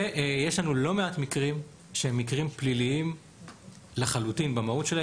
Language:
Hebrew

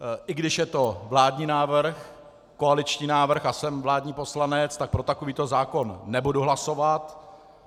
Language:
Czech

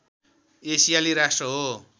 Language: Nepali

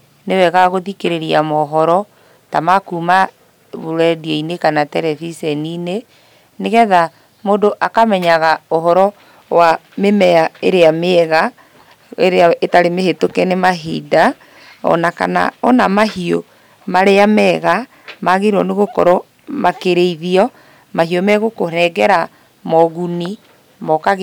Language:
Kikuyu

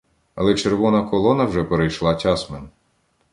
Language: Ukrainian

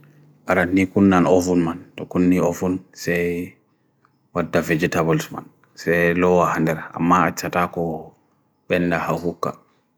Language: Bagirmi Fulfulde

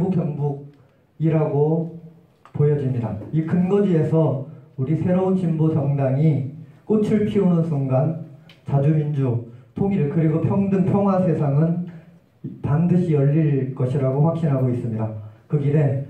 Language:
Korean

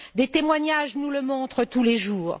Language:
French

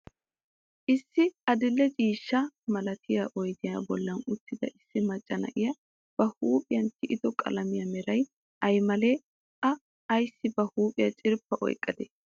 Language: Wolaytta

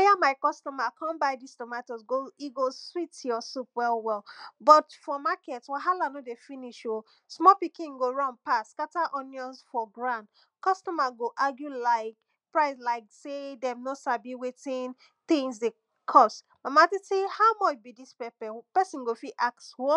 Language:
Nigerian Pidgin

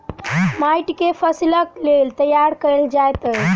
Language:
Maithili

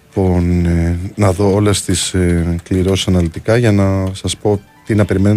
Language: Greek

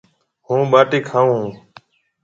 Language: Marwari (Pakistan)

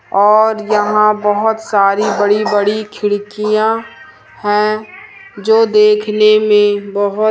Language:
Hindi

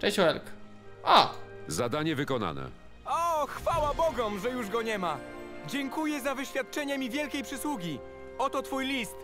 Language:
Polish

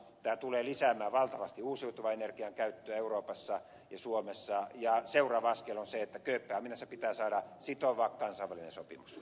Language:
Finnish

